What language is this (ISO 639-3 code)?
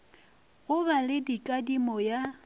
nso